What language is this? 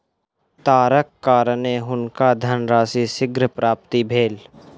Maithili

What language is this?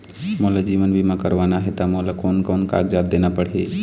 Chhattisgarhi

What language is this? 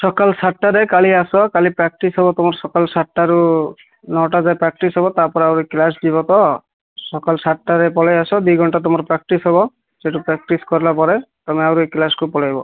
Odia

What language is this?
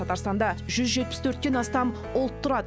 Kazakh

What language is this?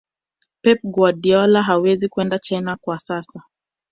Swahili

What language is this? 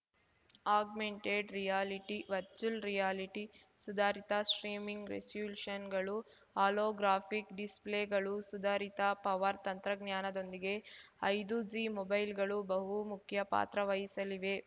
Kannada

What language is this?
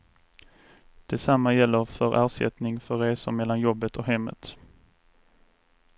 Swedish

